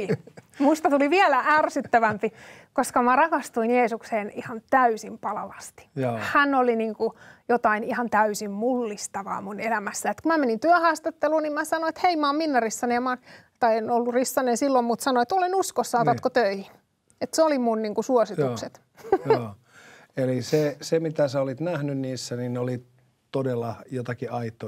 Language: Finnish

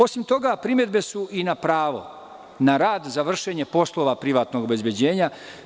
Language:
Serbian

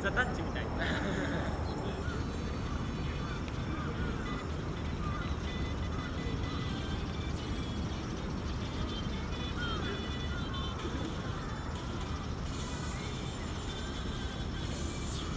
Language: Japanese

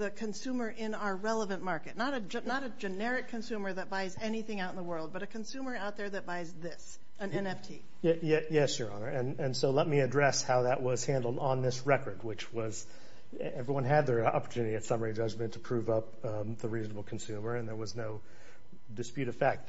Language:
English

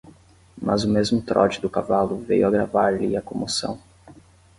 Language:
Portuguese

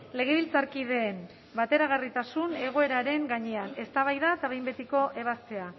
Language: Basque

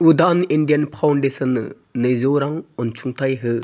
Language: Bodo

